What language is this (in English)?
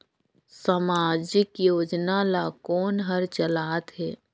Chhattisgarhi